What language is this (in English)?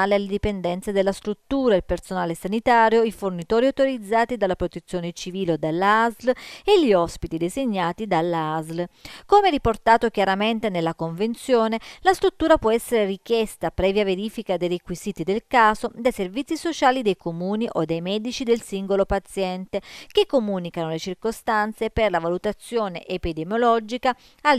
Italian